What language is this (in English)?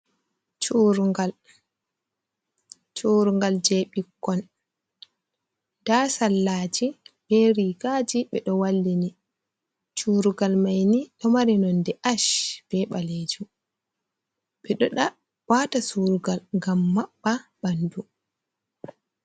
Fula